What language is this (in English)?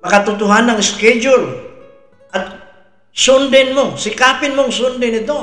Filipino